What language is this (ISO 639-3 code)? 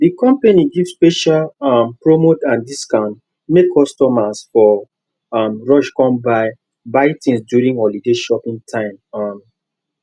pcm